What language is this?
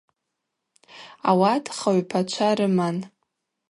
Abaza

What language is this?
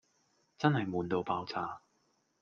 Cantonese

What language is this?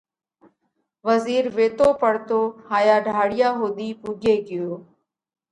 Parkari Koli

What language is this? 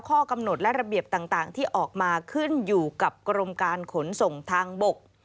Thai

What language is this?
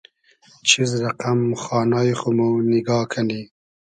Hazaragi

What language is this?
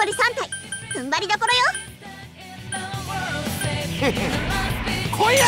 Japanese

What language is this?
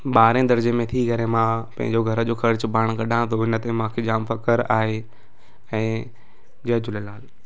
Sindhi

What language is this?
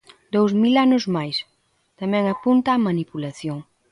Galician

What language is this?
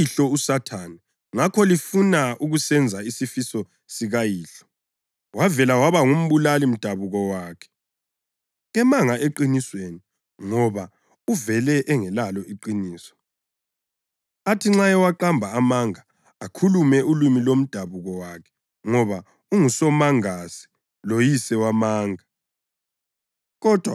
North Ndebele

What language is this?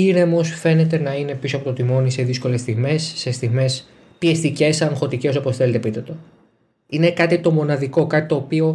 Greek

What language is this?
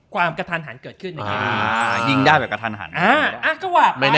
Thai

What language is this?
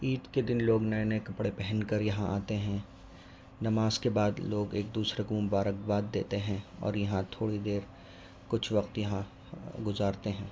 Urdu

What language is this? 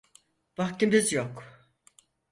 Turkish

